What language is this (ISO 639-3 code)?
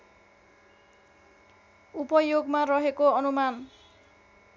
nep